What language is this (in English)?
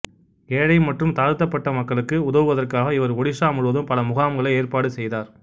Tamil